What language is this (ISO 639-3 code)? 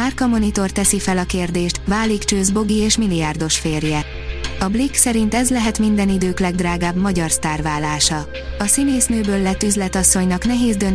hun